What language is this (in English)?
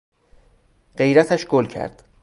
Persian